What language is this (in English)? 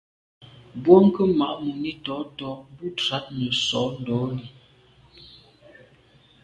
Medumba